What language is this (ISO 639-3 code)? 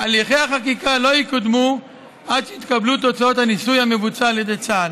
heb